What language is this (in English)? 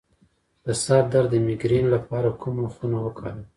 Pashto